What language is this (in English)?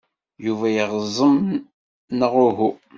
Kabyle